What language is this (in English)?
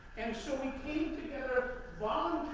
English